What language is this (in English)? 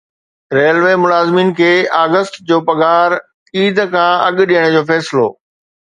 Sindhi